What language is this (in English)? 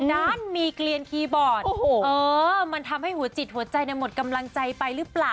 Thai